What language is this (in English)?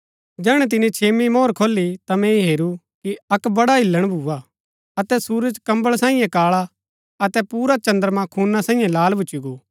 Gaddi